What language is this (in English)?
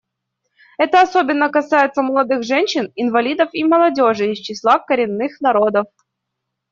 Russian